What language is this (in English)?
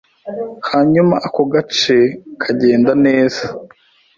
Kinyarwanda